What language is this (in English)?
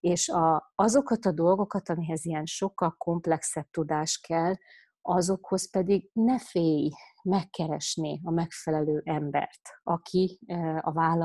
Hungarian